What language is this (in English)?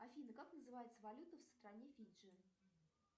Russian